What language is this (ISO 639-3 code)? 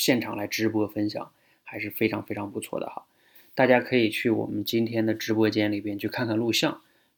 zho